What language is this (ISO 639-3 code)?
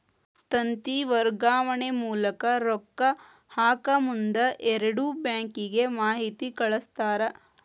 kan